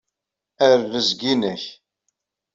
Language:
Kabyle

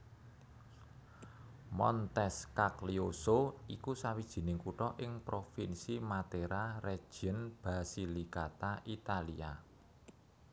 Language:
Javanese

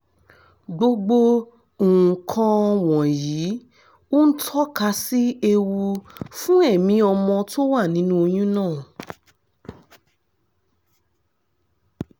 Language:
Yoruba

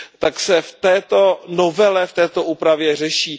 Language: Czech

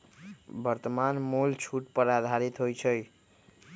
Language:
Magahi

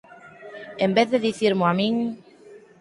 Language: Galician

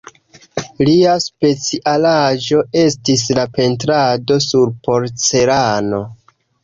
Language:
Esperanto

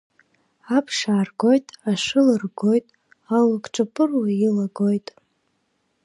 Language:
Abkhazian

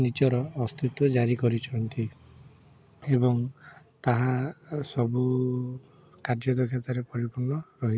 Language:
Odia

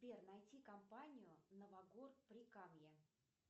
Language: Russian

